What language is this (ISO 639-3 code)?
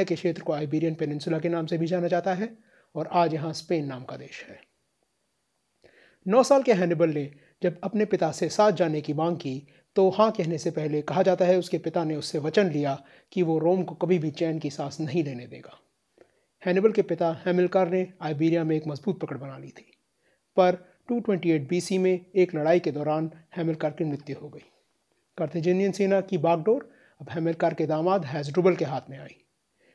hin